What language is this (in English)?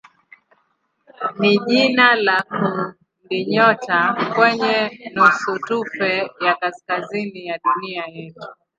Swahili